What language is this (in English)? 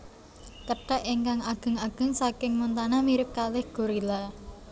Javanese